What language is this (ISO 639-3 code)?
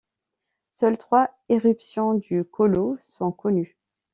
fra